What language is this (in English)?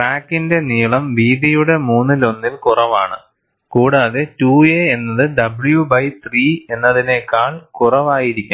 Malayalam